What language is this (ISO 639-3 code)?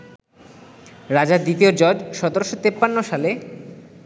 ben